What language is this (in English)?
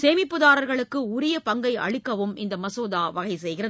Tamil